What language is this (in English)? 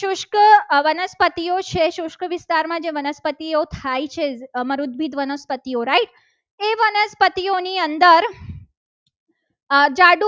Gujarati